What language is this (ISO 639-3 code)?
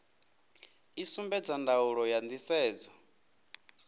ven